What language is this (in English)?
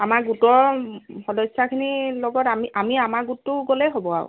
Assamese